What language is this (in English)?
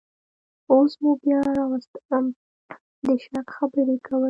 Pashto